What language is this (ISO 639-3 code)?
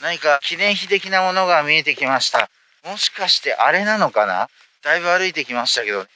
jpn